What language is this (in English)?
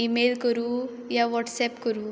Konkani